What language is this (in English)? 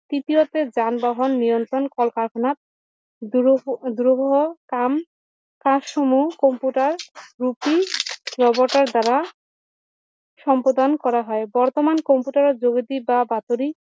Assamese